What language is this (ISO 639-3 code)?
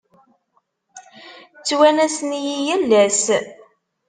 kab